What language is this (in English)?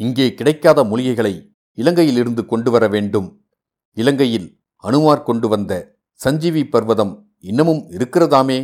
Tamil